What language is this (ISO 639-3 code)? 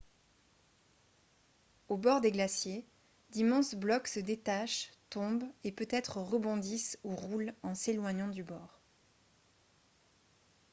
fra